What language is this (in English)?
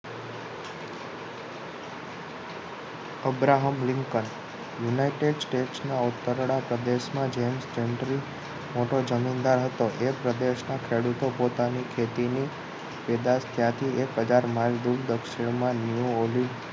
Gujarati